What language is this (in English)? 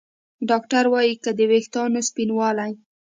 Pashto